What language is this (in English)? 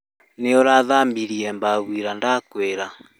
Kikuyu